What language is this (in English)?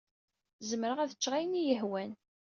Kabyle